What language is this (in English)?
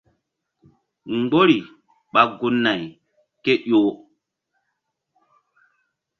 Mbum